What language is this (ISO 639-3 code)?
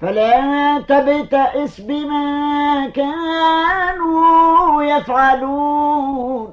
ara